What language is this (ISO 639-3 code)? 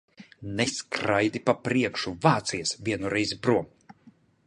lav